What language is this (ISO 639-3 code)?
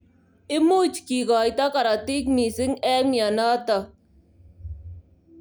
kln